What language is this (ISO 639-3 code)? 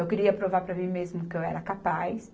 por